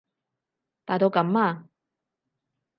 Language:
Cantonese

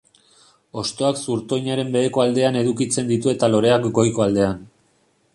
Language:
Basque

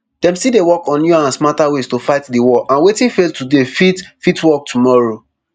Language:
Nigerian Pidgin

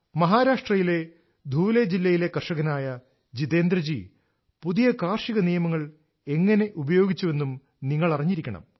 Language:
Malayalam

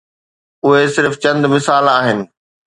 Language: Sindhi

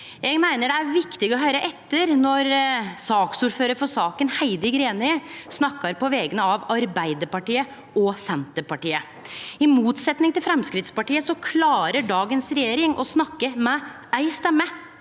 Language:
Norwegian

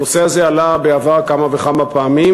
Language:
Hebrew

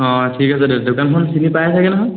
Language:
Assamese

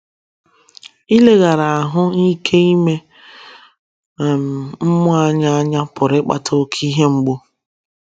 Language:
Igbo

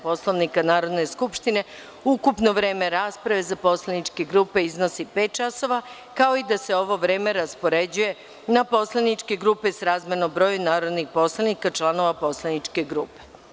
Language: Serbian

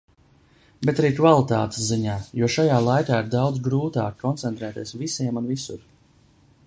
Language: Latvian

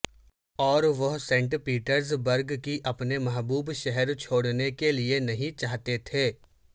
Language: Urdu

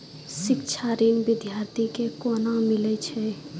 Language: Maithili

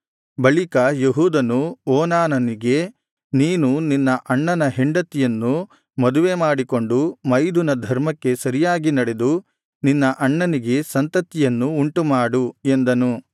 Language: Kannada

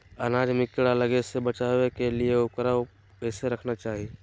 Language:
Magahi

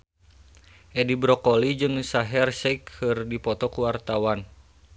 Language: Sundanese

